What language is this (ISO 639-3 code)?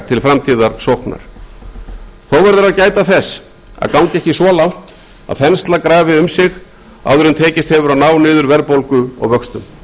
isl